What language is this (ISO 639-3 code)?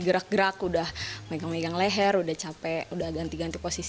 ind